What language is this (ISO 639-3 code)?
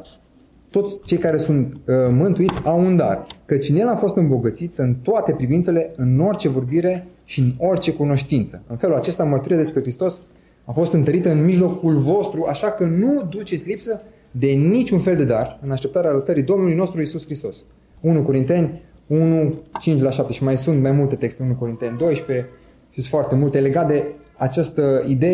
ron